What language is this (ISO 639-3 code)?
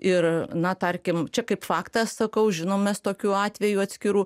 lit